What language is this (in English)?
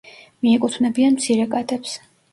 Georgian